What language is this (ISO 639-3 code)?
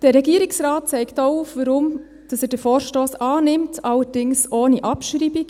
gsw